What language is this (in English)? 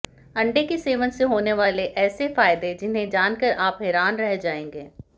Hindi